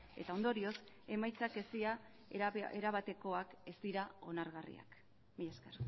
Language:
Basque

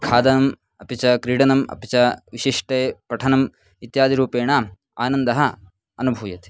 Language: Sanskrit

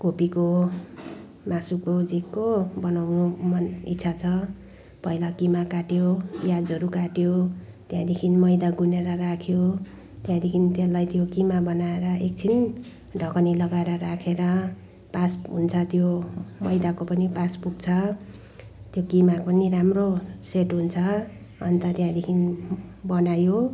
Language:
Nepali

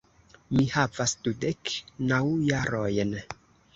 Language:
Esperanto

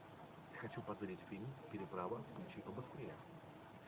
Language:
Russian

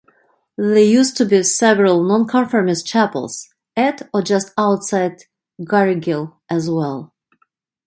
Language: English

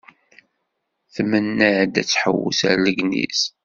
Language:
Kabyle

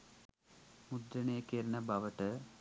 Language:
Sinhala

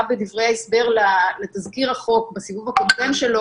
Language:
Hebrew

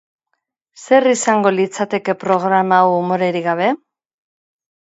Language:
Basque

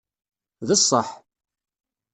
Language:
Kabyle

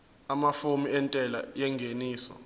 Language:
Zulu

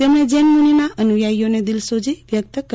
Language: Gujarati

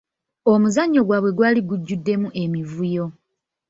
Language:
Ganda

